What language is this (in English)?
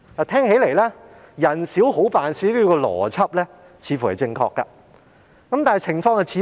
Cantonese